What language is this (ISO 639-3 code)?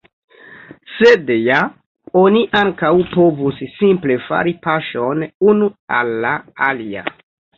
epo